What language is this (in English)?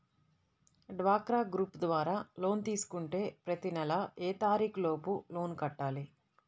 Telugu